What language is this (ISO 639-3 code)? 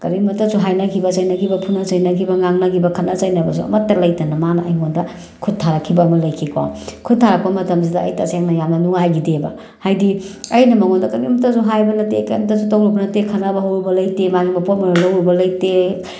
mni